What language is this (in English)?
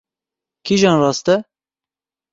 Kurdish